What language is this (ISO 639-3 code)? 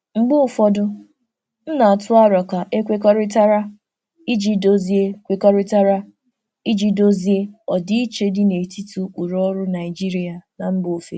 ibo